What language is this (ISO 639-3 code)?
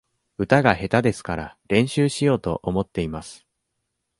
jpn